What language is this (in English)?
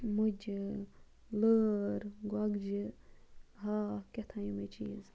Kashmiri